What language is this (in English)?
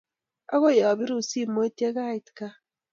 Kalenjin